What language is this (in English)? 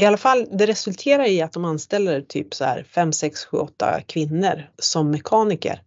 Swedish